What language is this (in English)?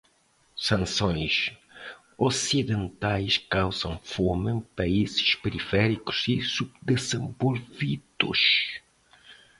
Portuguese